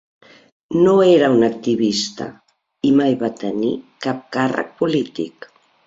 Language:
Catalan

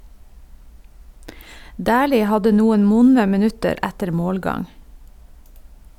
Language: Norwegian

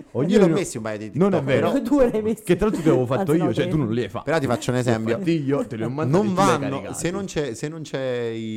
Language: Italian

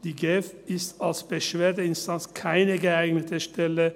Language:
Swiss German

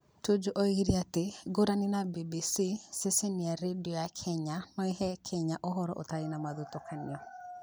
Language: Kikuyu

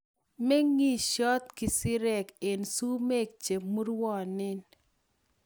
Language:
Kalenjin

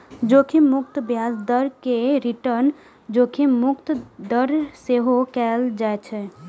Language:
Maithili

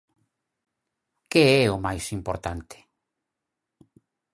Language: Galician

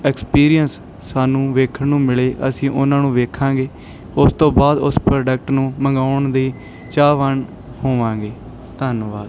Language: Punjabi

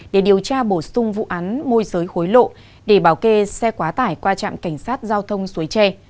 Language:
Vietnamese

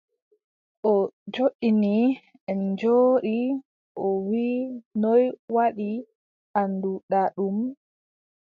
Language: Adamawa Fulfulde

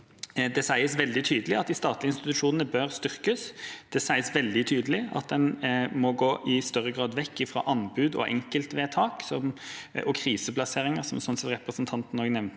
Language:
Norwegian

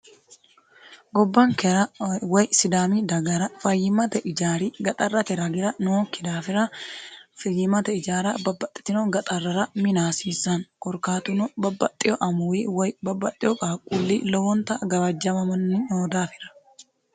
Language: Sidamo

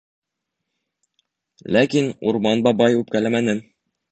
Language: Bashkir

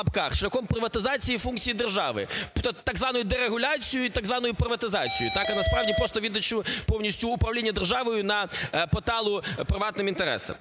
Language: Ukrainian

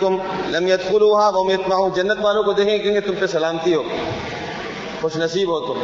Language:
Urdu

